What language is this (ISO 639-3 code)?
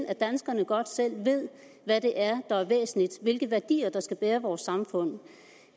dan